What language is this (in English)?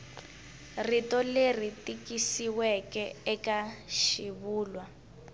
Tsonga